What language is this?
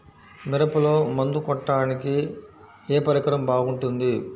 Telugu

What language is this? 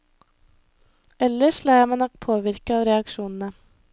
Norwegian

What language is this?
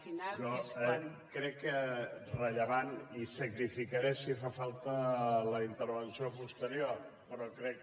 Catalan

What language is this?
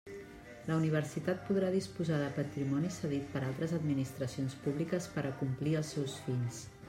Catalan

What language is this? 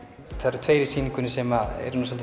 Icelandic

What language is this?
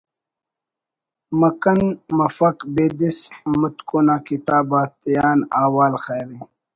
Brahui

